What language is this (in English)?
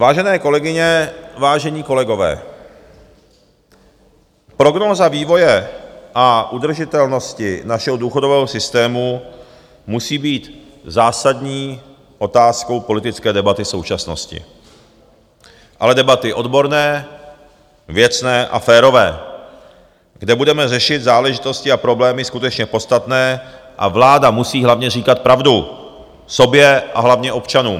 Czech